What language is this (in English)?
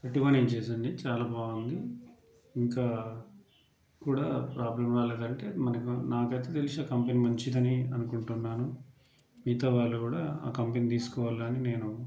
Telugu